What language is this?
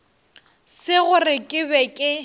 Northern Sotho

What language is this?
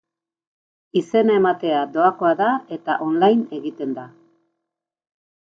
Basque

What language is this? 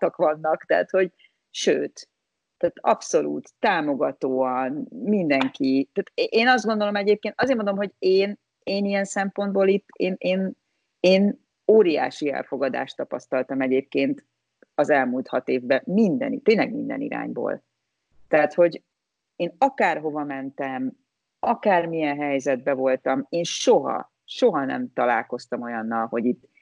Hungarian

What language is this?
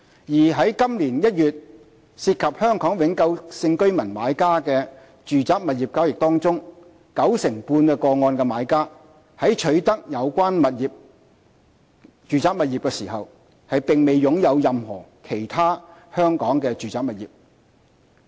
Cantonese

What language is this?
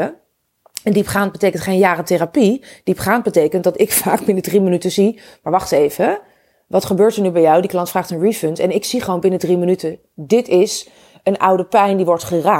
Dutch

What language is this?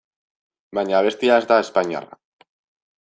Basque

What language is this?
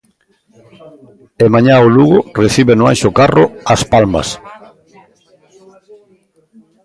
Galician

